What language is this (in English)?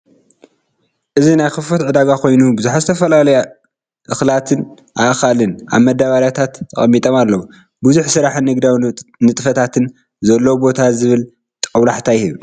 Tigrinya